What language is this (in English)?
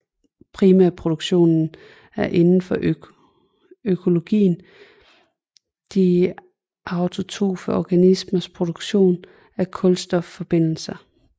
Danish